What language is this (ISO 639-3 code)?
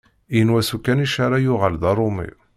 kab